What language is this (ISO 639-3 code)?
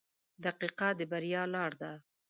pus